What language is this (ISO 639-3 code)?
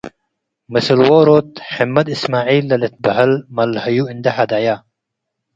tig